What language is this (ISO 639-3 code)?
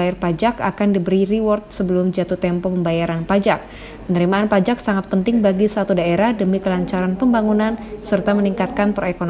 ind